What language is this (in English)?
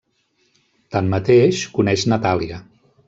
Catalan